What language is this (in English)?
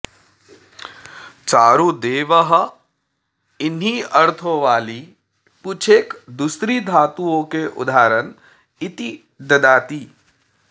Sanskrit